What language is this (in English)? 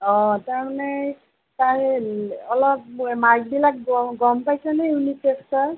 Assamese